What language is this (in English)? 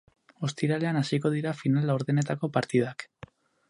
Basque